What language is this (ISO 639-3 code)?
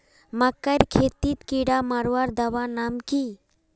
mag